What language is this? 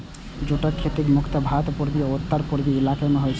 Maithili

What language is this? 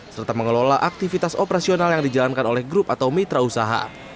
Indonesian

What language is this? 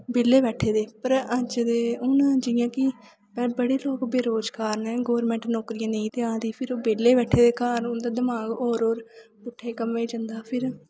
Dogri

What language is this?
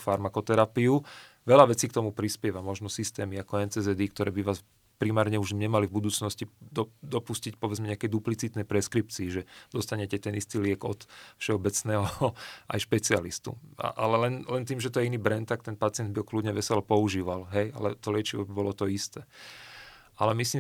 Slovak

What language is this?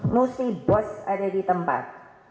Indonesian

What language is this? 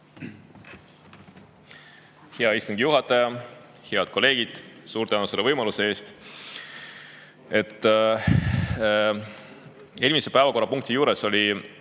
Estonian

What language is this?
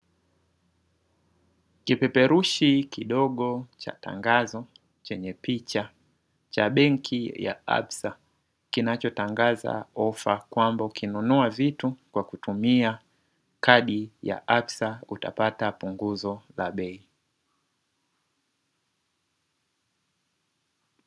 Swahili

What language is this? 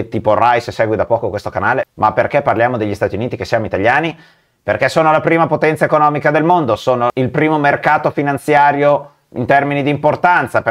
Italian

